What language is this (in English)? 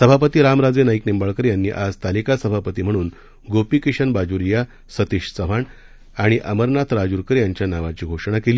Marathi